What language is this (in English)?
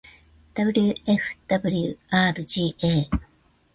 Japanese